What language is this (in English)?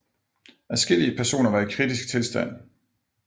Danish